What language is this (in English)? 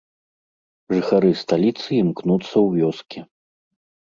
Belarusian